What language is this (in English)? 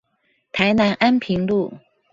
Chinese